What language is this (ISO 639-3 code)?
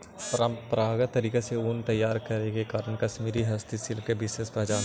mag